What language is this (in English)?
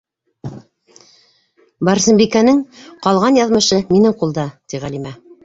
Bashkir